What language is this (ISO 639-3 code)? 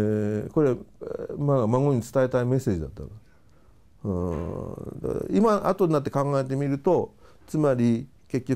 jpn